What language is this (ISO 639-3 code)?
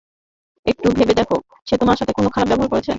ben